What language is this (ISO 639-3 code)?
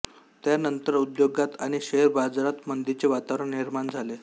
mar